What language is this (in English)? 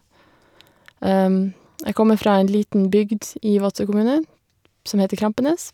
Norwegian